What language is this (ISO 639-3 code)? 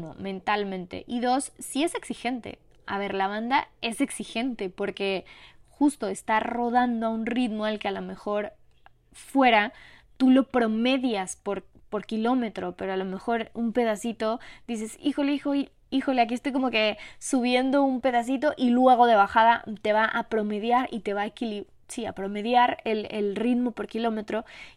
spa